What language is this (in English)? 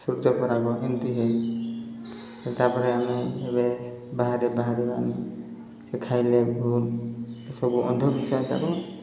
Odia